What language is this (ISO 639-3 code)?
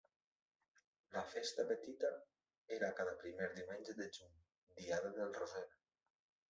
cat